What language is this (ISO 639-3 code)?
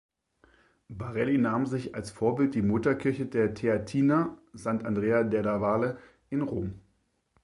deu